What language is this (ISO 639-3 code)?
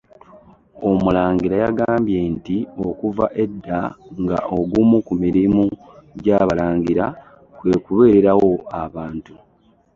lug